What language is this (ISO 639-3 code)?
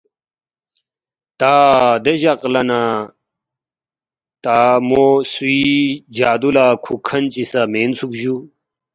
bft